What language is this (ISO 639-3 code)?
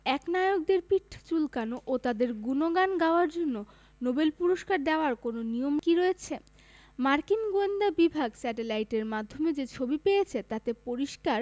ben